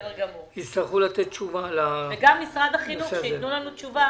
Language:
Hebrew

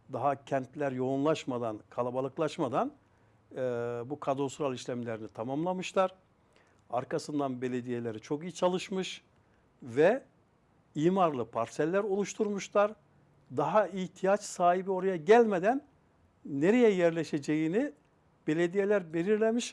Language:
Turkish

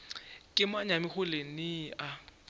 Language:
Northern Sotho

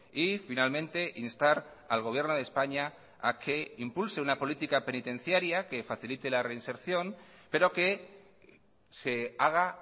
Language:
Spanish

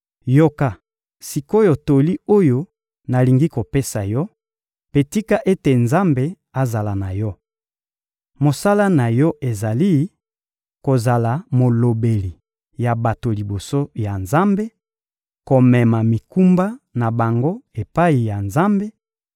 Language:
Lingala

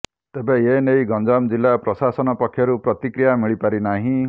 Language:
Odia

